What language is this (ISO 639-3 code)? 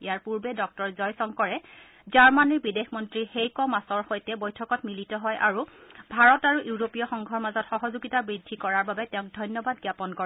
asm